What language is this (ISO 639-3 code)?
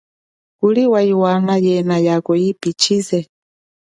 cjk